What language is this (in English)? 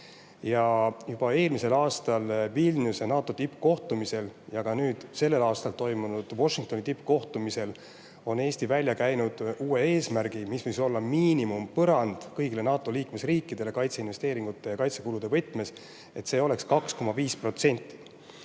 Estonian